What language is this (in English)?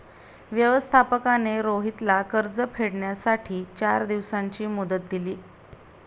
Marathi